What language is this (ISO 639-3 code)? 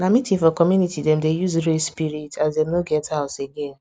pcm